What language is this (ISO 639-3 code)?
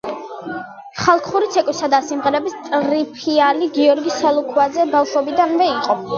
kat